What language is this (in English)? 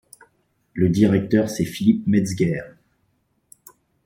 French